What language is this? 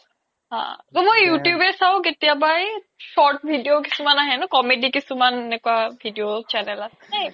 Assamese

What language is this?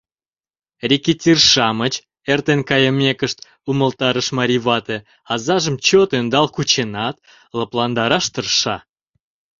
Mari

